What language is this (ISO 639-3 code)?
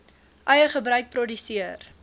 afr